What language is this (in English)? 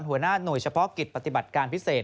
Thai